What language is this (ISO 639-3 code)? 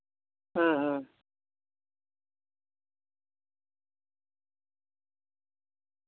sat